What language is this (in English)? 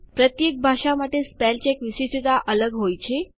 Gujarati